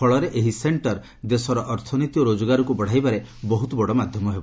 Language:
Odia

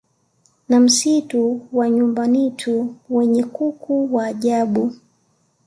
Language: Swahili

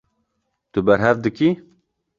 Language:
Kurdish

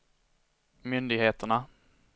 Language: Swedish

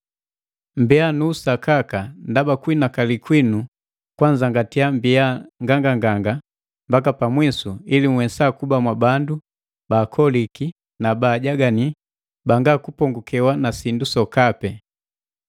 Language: Matengo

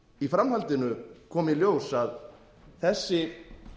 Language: Icelandic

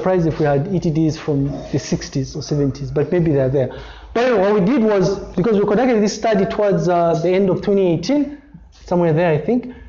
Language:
English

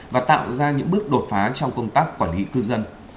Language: Vietnamese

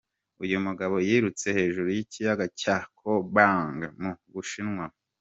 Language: Kinyarwanda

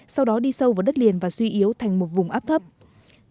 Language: Vietnamese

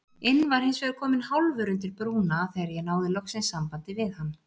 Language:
Icelandic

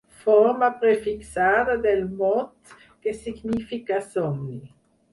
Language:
Catalan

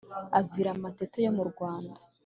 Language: Kinyarwanda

